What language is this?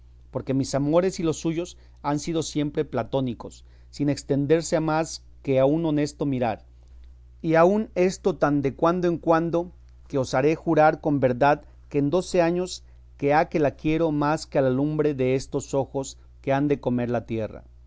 Spanish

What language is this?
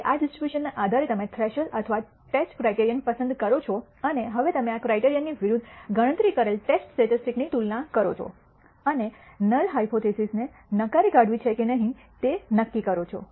Gujarati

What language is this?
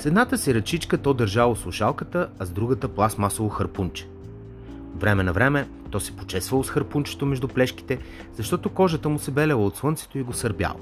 Bulgarian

